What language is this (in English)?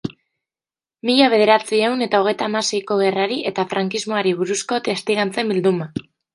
Basque